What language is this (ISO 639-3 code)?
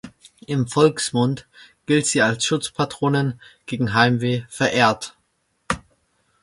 deu